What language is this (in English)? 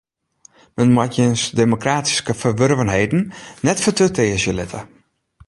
Western Frisian